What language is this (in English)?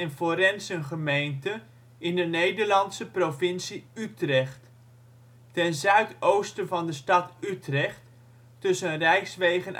Dutch